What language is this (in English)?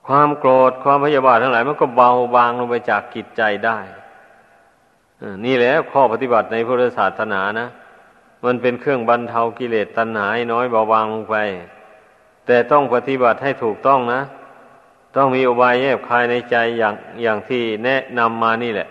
Thai